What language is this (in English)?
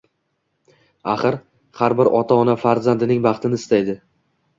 Uzbek